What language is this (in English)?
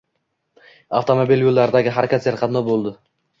Uzbek